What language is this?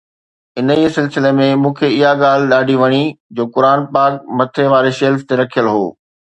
Sindhi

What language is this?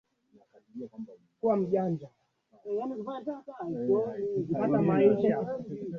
Swahili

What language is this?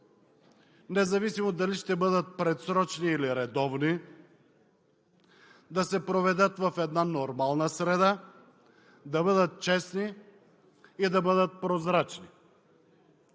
Bulgarian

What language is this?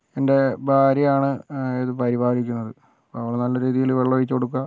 Malayalam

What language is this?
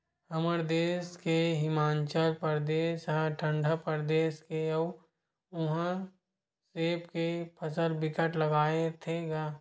Chhattisgarhi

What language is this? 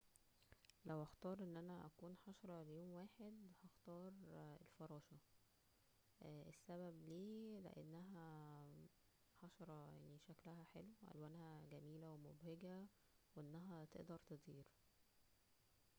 Egyptian Arabic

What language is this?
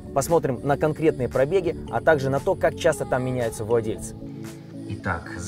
Russian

